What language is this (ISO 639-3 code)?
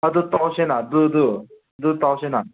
mni